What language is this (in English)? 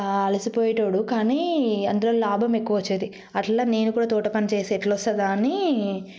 Telugu